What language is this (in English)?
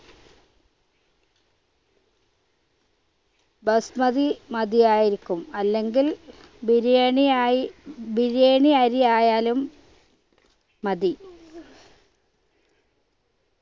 Malayalam